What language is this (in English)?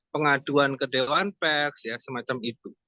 Indonesian